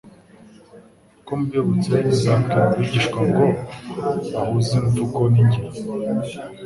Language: Kinyarwanda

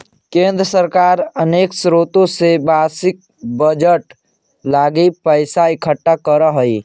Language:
Magahi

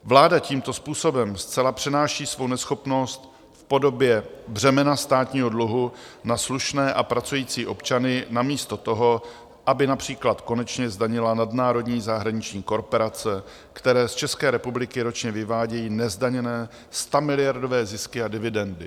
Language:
Czech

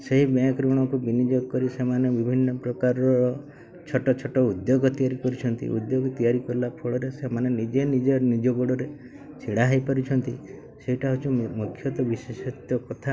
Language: Odia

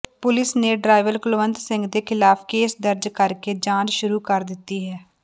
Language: Punjabi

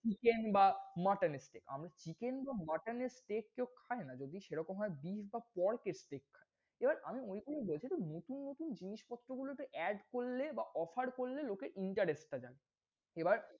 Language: Bangla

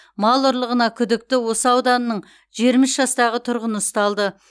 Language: Kazakh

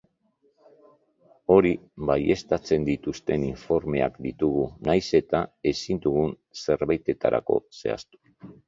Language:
Basque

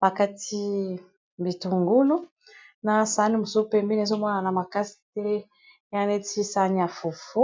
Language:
Lingala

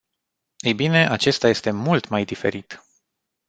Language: Romanian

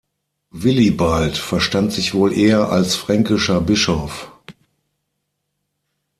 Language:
German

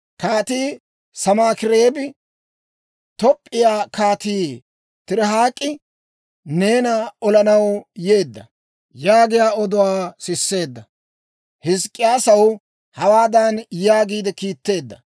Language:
Dawro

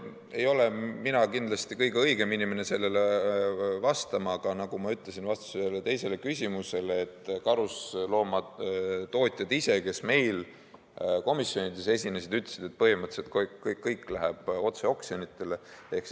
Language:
Estonian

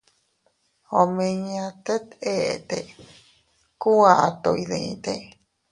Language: Teutila Cuicatec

